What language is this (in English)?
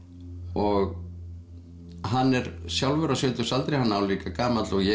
Icelandic